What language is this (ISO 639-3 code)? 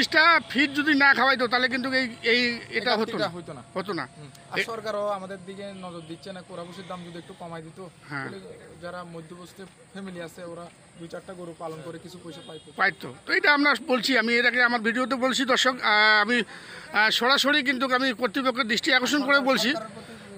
ron